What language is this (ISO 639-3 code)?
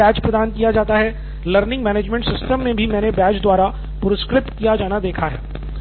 hin